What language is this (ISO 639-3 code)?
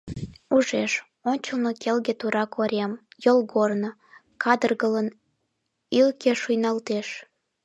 chm